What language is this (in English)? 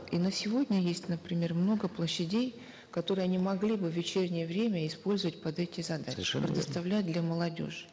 Kazakh